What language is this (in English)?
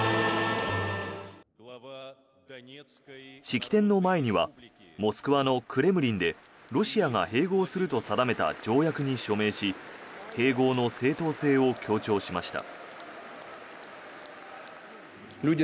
Japanese